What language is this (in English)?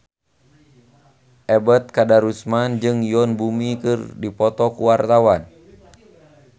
Sundanese